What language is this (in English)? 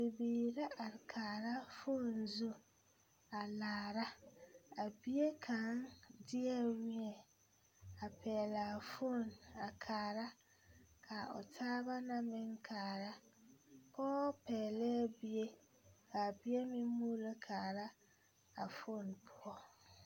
Southern Dagaare